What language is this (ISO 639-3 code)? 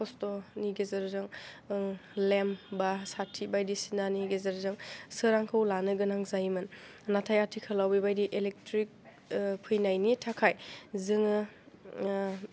brx